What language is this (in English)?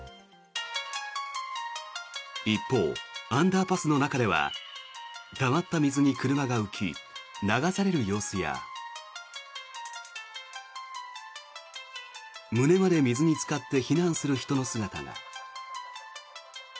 Japanese